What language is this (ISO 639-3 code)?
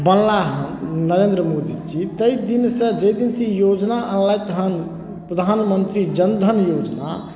mai